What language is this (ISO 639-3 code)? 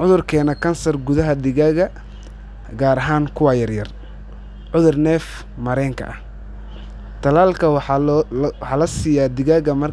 som